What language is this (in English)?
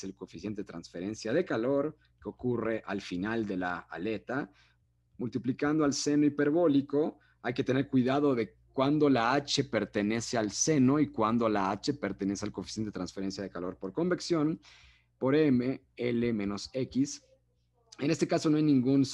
Spanish